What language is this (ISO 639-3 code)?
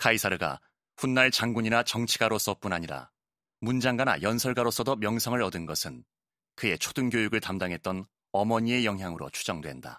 kor